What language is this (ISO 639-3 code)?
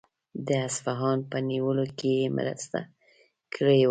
pus